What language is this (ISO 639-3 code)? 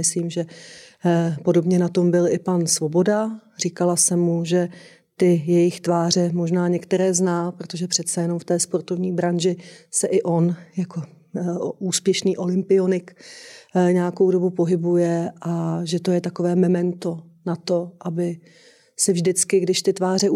ces